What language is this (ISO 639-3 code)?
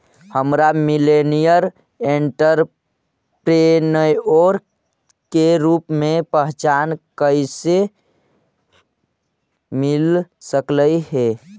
mag